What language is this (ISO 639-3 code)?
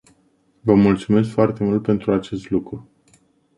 ron